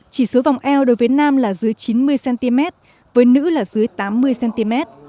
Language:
Vietnamese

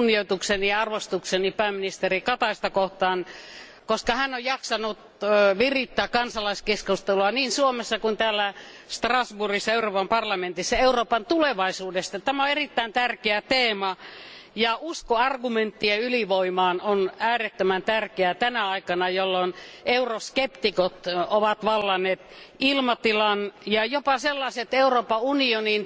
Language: Finnish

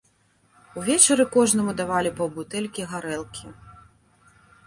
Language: Belarusian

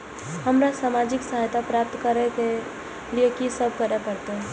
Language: Maithili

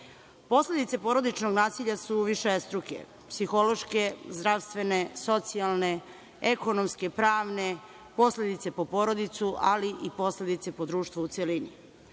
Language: Serbian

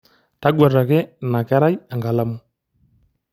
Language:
Masai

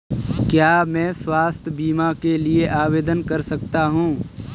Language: Hindi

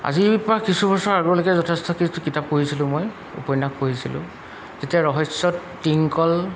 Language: Assamese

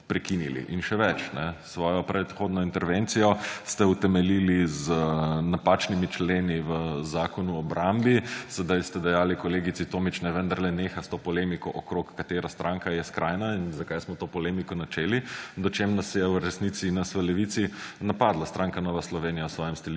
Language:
Slovenian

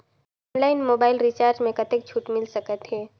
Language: Chhattisgarhi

